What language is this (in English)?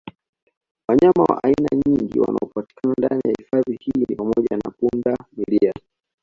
Swahili